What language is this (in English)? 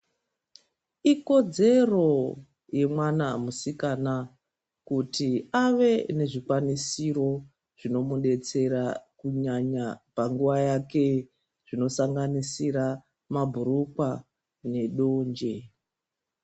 Ndau